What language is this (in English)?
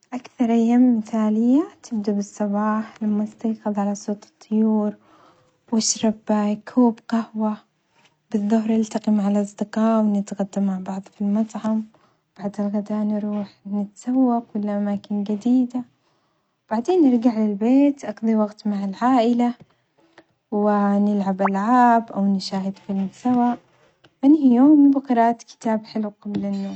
Omani Arabic